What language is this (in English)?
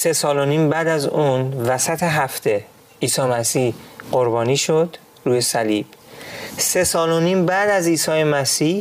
Persian